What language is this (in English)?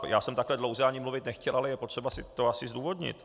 Czech